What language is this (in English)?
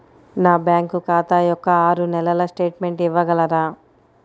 Telugu